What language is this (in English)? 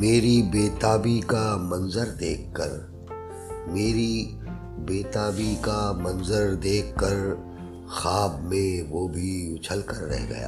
Urdu